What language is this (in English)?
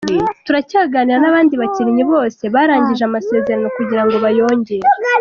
Kinyarwanda